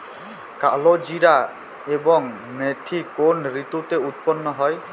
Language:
Bangla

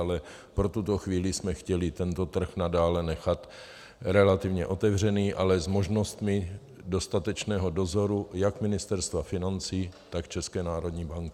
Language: Czech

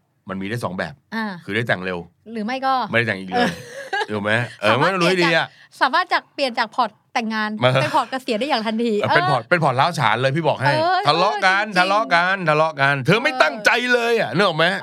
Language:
Thai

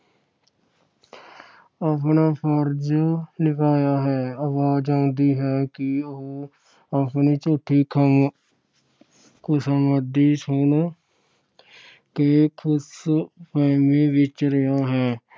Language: Punjabi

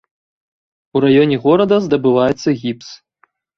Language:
Belarusian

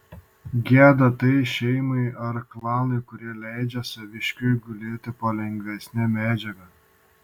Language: Lithuanian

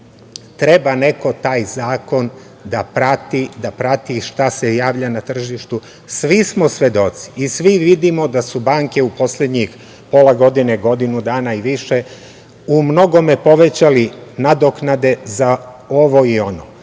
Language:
Serbian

